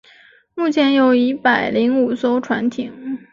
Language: Chinese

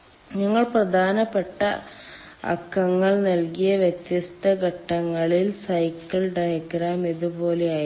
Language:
Malayalam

